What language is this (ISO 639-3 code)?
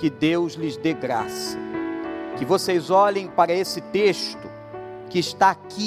por